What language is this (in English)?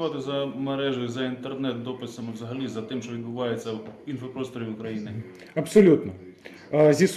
Ukrainian